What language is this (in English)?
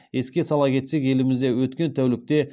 Kazakh